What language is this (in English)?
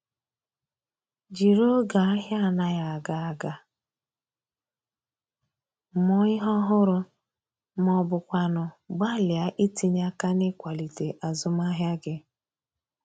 Igbo